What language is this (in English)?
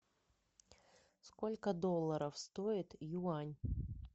Russian